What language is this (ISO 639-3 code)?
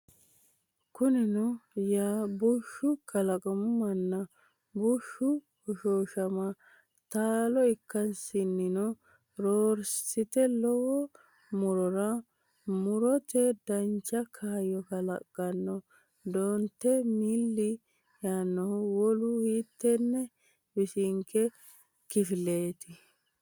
sid